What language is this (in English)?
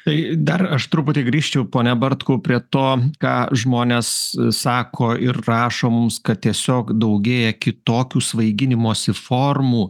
Lithuanian